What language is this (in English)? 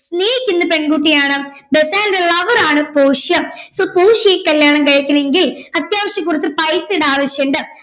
Malayalam